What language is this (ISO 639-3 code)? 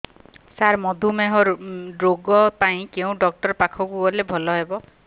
ori